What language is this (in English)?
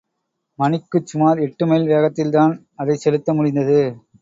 Tamil